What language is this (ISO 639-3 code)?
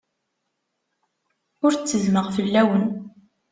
kab